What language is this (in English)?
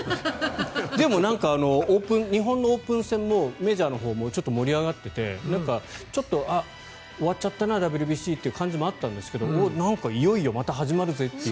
Japanese